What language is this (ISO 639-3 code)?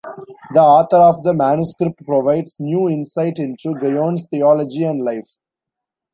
eng